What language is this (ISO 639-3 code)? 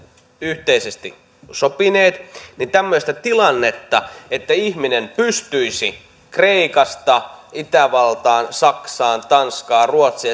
fin